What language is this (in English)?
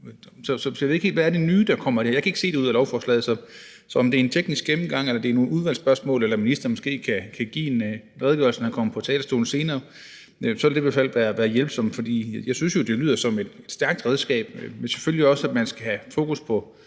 Danish